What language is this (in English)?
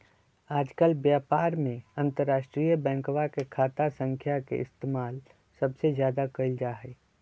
Magahi